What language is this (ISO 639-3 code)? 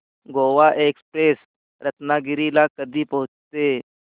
mar